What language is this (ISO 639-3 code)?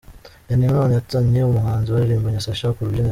kin